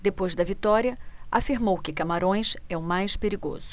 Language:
Portuguese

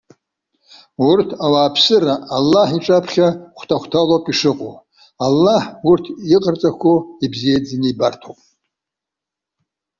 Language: Abkhazian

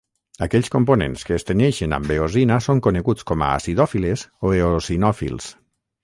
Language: Catalan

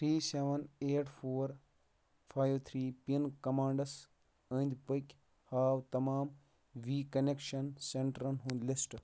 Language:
Kashmiri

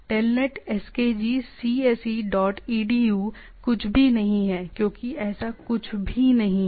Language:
Hindi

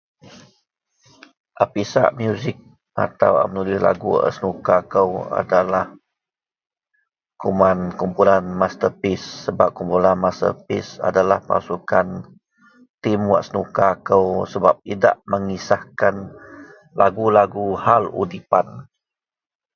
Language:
Central Melanau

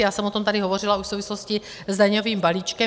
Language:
Czech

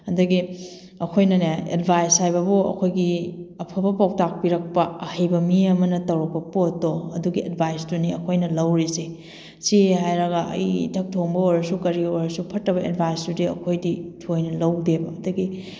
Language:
Manipuri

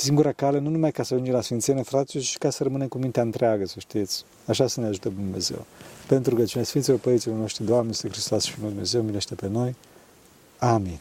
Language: Romanian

